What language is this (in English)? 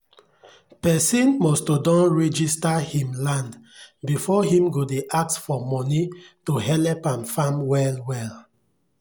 Nigerian Pidgin